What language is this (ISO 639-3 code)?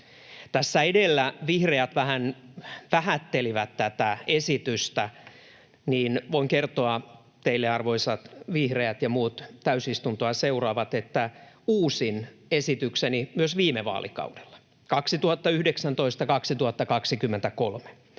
fin